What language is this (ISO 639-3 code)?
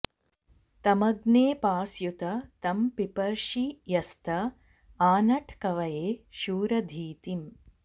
san